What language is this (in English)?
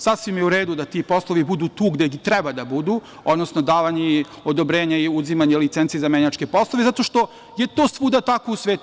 Serbian